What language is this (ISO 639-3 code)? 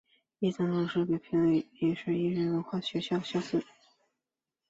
zho